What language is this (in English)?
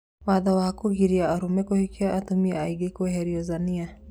Kikuyu